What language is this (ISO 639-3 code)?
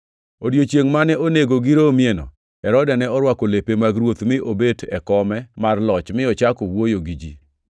luo